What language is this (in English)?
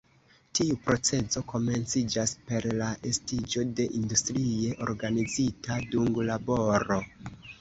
Esperanto